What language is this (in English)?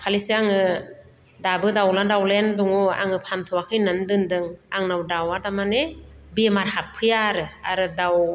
Bodo